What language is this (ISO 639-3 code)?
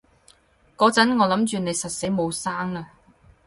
yue